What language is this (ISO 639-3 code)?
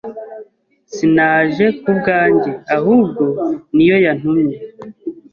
kin